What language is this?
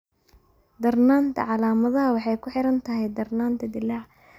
Somali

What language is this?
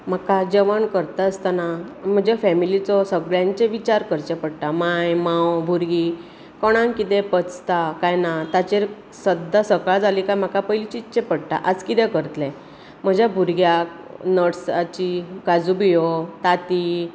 Konkani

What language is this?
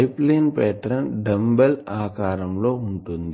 Telugu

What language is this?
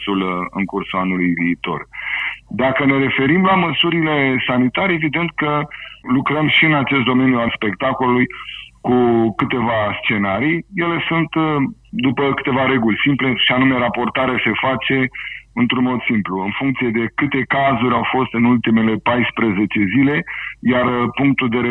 Romanian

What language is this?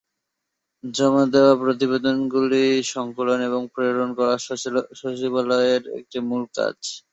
Bangla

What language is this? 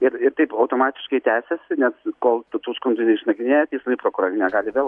Lithuanian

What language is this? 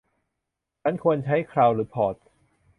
Thai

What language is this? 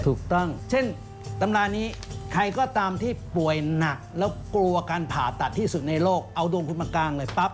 Thai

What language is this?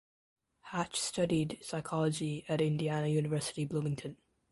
English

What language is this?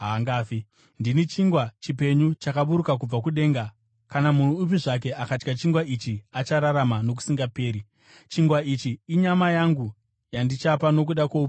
Shona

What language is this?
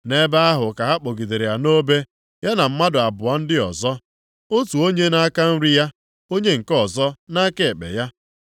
Igbo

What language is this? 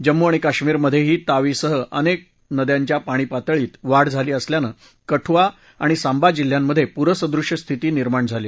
Marathi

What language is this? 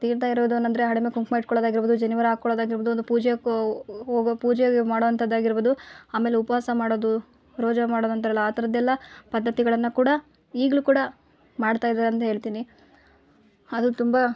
Kannada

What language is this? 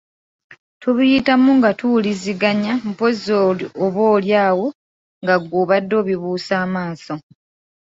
Ganda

